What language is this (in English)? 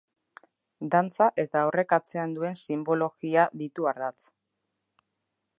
Basque